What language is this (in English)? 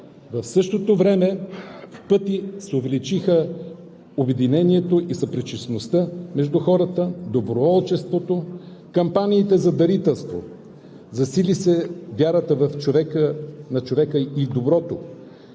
Bulgarian